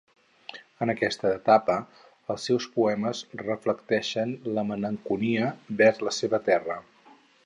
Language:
Catalan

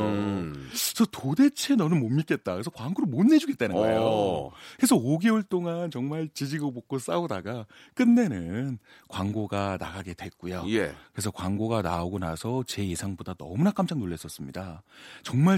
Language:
Korean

